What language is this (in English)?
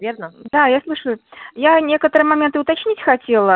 Russian